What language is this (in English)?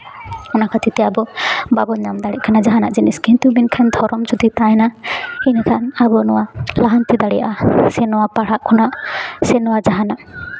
Santali